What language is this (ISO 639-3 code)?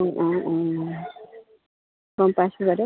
asm